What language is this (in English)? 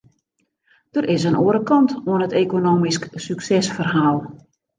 Western Frisian